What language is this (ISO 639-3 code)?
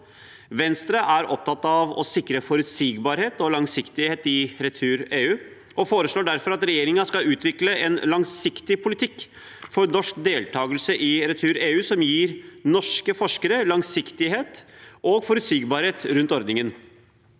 nor